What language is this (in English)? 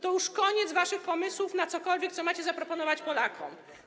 Polish